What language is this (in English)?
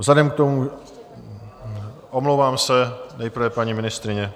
Czech